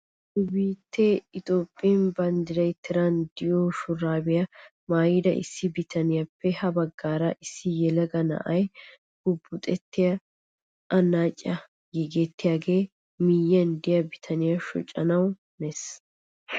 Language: Wolaytta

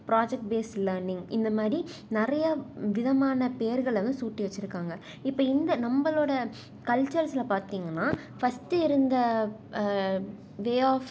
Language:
Tamil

